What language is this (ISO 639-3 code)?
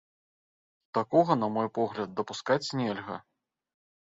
bel